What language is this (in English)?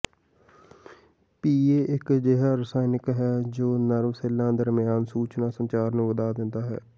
Punjabi